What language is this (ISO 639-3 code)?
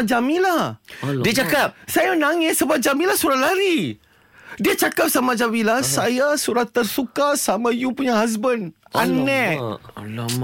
msa